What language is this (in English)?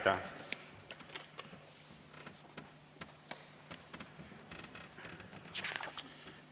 Estonian